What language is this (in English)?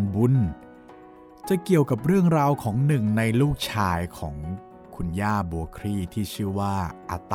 Thai